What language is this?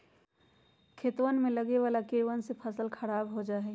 Magahi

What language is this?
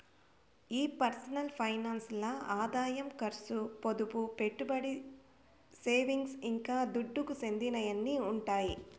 Telugu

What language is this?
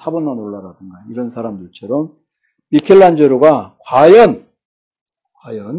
Korean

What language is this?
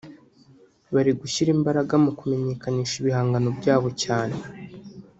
Kinyarwanda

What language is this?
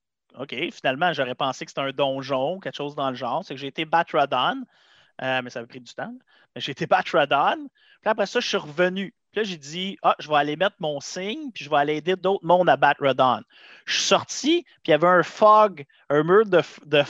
French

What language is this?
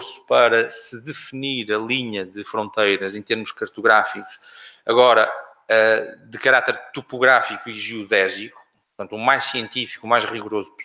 Portuguese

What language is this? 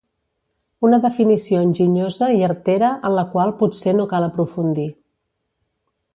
Catalan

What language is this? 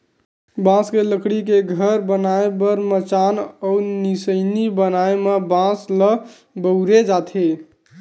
Chhattisgarhi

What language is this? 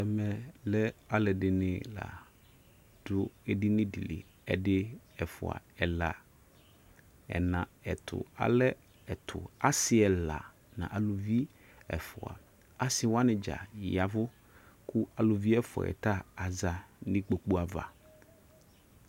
Ikposo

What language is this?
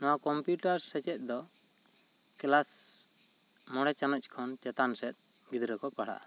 Santali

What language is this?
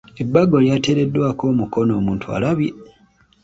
Ganda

